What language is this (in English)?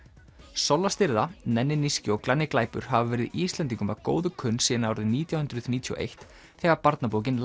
Icelandic